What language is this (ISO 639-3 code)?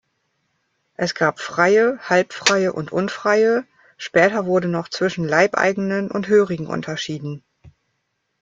deu